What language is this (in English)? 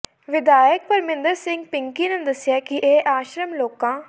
Punjabi